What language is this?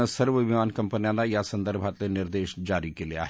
Marathi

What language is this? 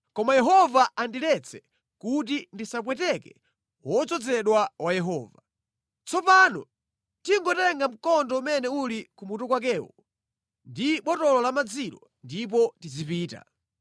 Nyanja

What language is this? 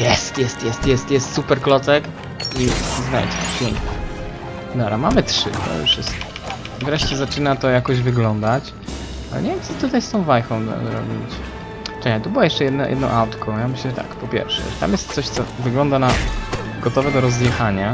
Polish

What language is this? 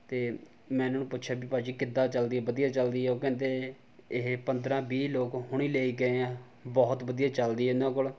Punjabi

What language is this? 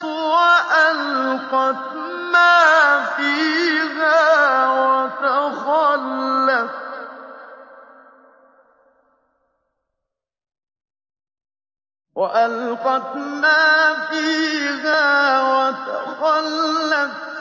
Arabic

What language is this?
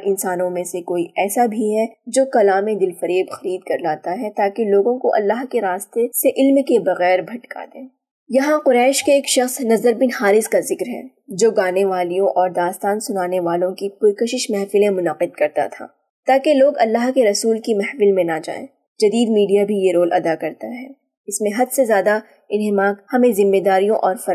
Urdu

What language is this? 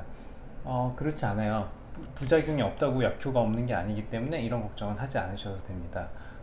Korean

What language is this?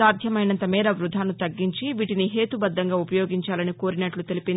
Telugu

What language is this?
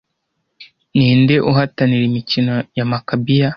Kinyarwanda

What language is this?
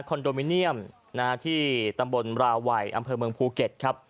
Thai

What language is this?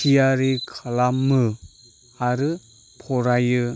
Bodo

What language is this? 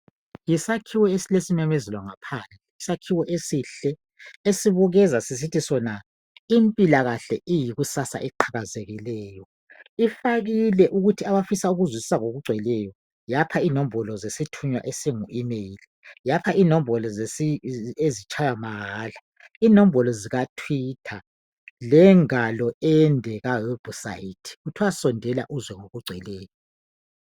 North Ndebele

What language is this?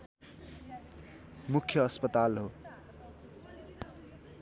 Nepali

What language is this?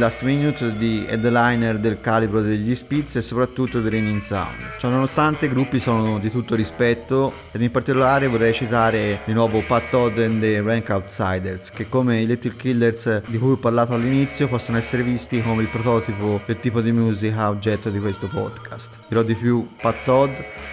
Italian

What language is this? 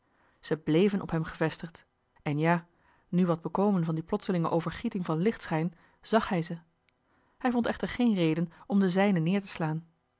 Dutch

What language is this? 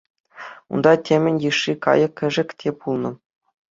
Chuvash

